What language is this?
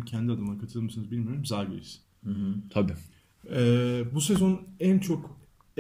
Turkish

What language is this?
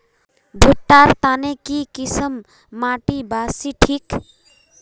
Magahi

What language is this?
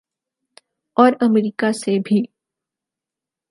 Urdu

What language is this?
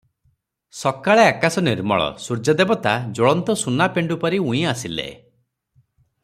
Odia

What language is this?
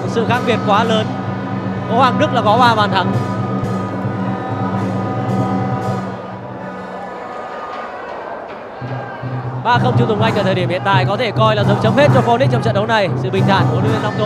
Vietnamese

